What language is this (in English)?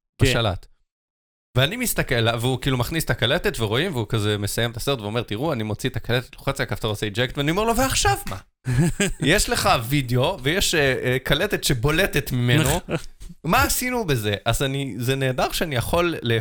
Hebrew